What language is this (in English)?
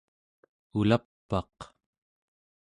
Central Yupik